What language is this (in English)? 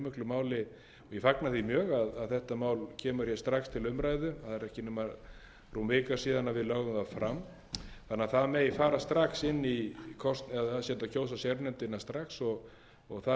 Icelandic